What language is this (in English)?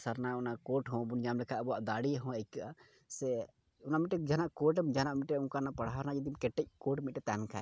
Santali